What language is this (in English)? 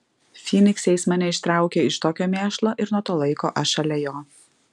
Lithuanian